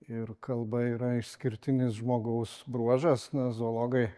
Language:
Lithuanian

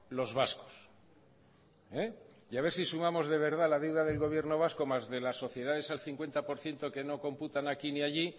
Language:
Spanish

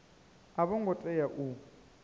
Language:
Venda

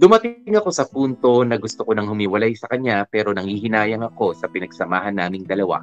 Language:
Filipino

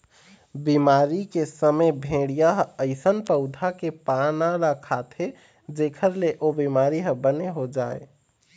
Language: Chhattisgarhi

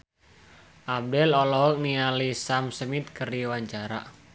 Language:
Sundanese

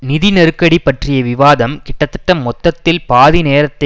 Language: Tamil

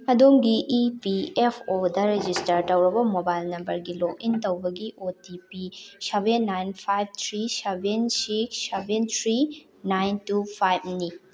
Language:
Manipuri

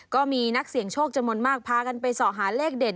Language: Thai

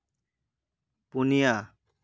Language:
Santali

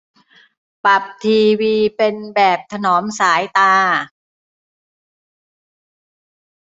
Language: Thai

